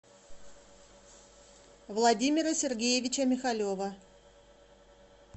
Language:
Russian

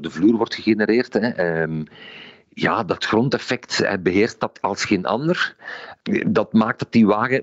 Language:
Dutch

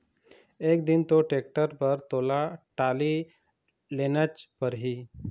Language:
Chhattisgarhi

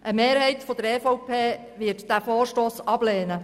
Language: Swiss German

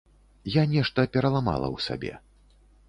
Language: Belarusian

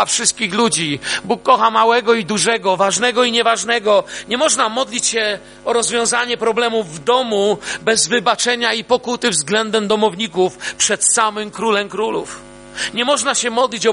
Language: Polish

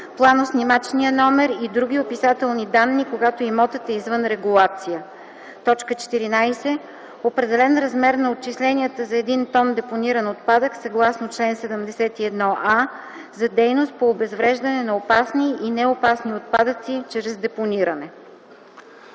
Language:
Bulgarian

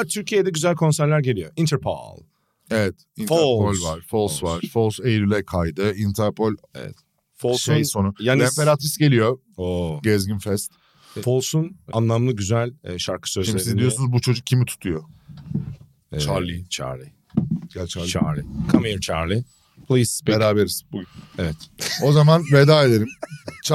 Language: Turkish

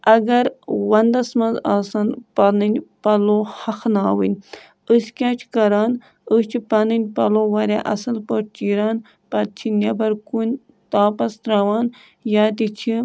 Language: Kashmiri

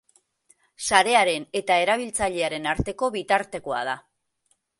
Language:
Basque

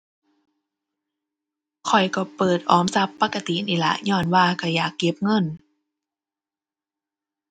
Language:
Thai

